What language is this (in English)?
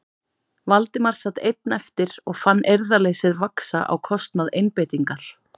Icelandic